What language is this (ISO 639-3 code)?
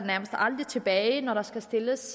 dan